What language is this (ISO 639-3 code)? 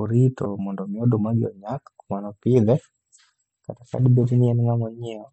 luo